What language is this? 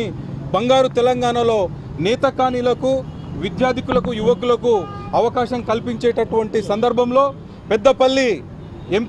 Telugu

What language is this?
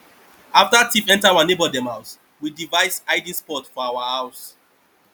Nigerian Pidgin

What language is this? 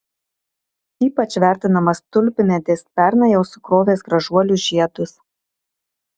Lithuanian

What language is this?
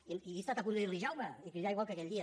Catalan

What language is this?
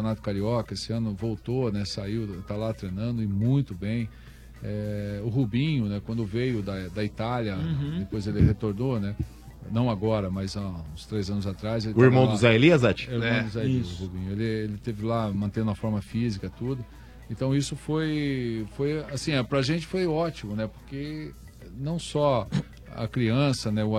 Portuguese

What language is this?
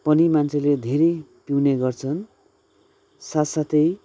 Nepali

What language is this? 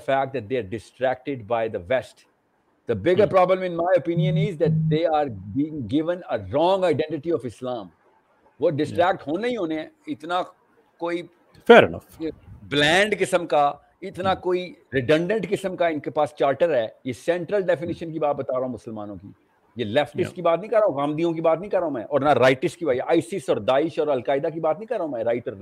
Urdu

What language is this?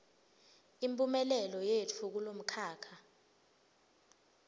Swati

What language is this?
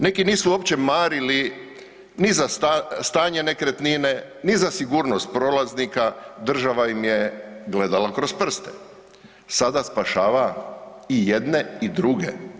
Croatian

